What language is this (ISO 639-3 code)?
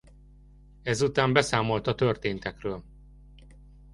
hun